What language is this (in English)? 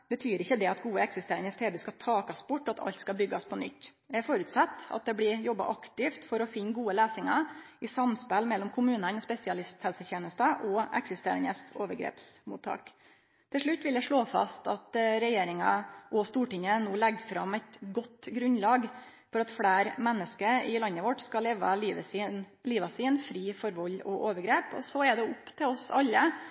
Norwegian Nynorsk